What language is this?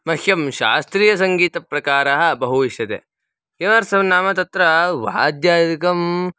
Sanskrit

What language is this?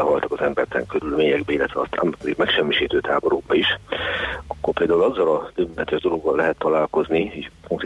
Hungarian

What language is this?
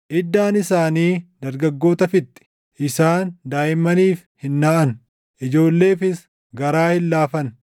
Oromo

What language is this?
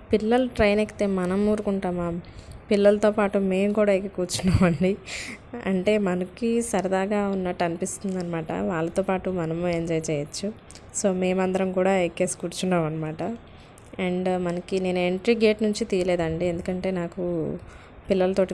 Telugu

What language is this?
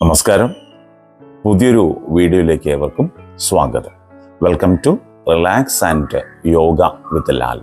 Malayalam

